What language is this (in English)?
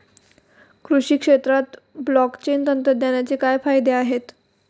Marathi